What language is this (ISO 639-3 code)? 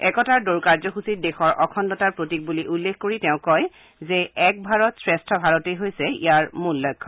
asm